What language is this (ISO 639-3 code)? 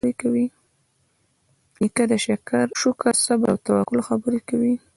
pus